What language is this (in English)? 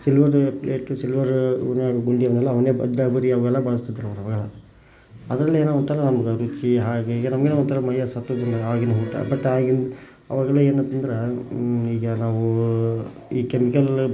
Kannada